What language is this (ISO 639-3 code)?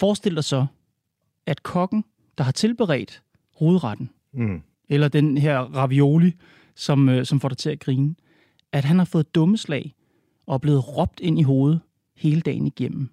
dan